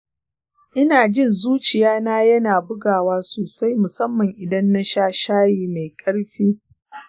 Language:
Hausa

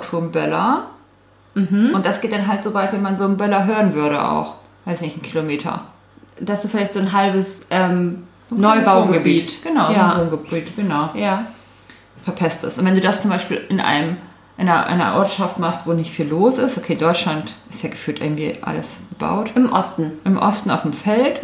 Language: German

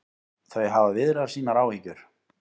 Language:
Icelandic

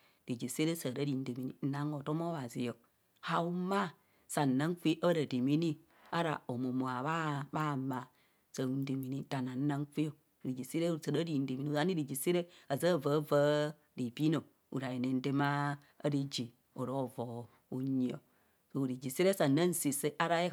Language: Kohumono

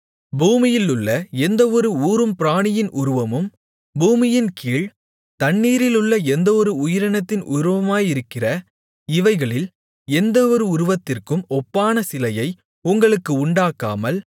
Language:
Tamil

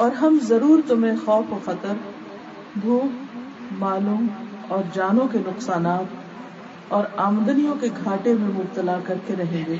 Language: Urdu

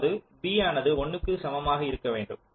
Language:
Tamil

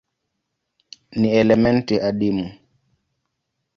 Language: Swahili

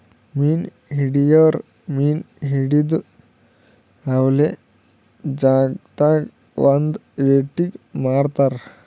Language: Kannada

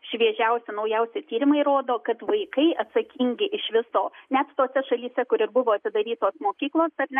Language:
Lithuanian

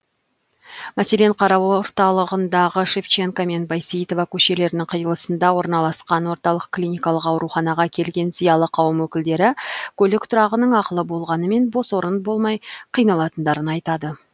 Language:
Kazakh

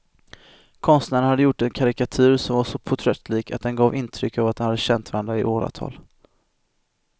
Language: Swedish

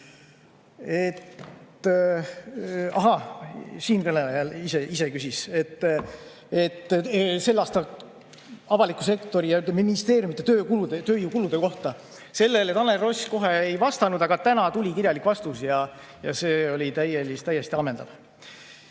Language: Estonian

